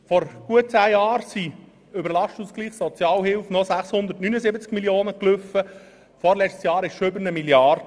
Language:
Swiss German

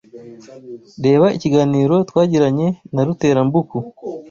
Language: Kinyarwanda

